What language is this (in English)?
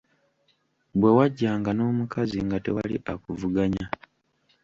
Ganda